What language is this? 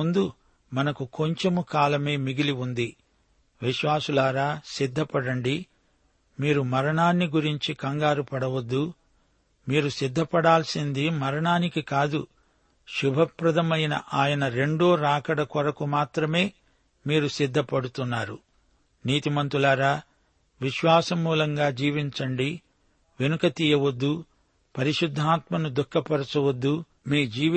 Telugu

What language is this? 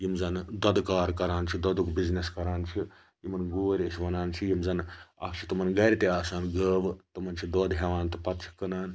Kashmiri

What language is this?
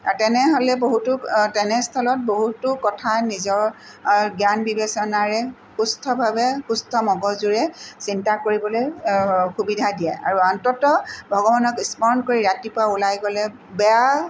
Assamese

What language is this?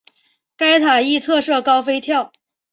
Chinese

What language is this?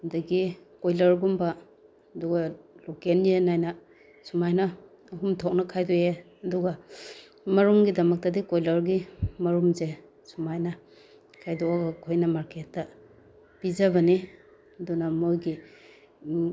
Manipuri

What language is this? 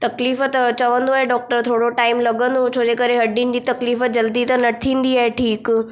Sindhi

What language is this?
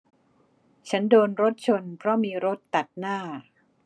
Thai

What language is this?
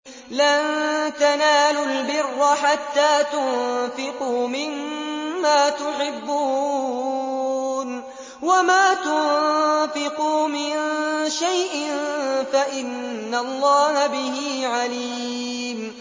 Arabic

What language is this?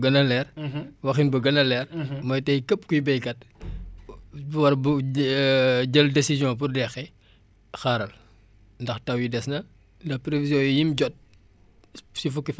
Wolof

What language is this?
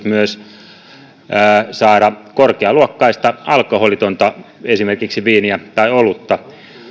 Finnish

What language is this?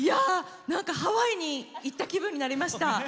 Japanese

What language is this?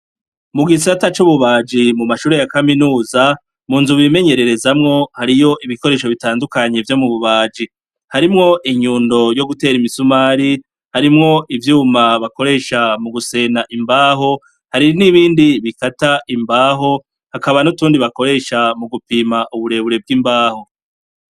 Rundi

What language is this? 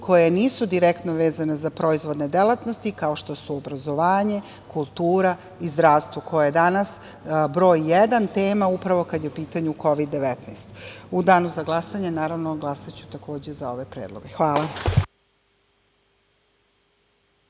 Serbian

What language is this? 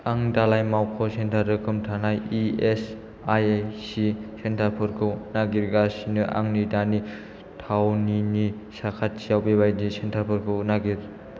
Bodo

